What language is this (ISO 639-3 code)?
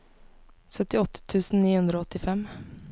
nor